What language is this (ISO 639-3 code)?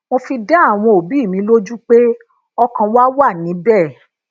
yor